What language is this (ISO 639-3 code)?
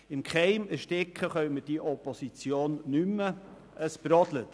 gsw